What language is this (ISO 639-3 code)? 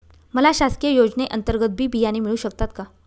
mar